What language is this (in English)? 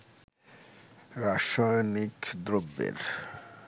Bangla